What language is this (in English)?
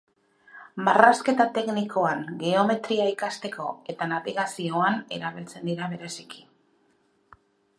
Basque